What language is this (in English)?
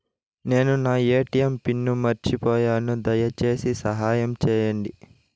Telugu